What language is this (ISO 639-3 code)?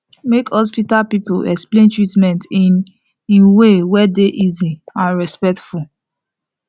pcm